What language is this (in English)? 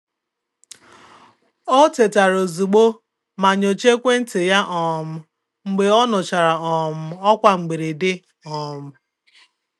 Igbo